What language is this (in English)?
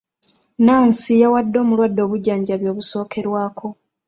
Ganda